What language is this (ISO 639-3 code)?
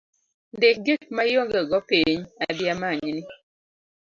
luo